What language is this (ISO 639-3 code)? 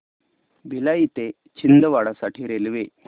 mar